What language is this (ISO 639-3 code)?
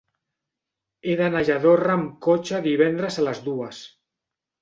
cat